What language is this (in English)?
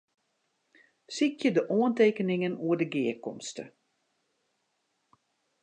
Western Frisian